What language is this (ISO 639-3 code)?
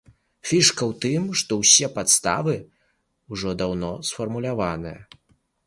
bel